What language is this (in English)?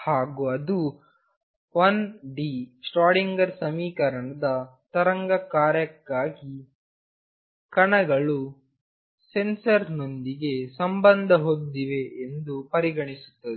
Kannada